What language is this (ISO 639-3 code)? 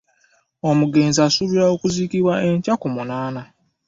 lug